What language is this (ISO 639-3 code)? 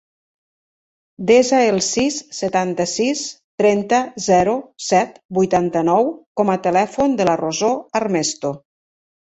cat